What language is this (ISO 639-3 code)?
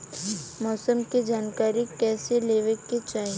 bho